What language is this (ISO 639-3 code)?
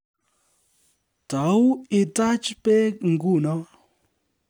kln